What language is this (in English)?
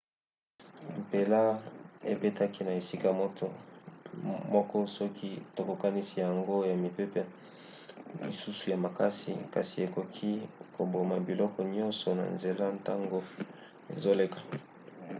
Lingala